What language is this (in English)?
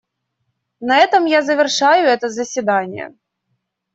Russian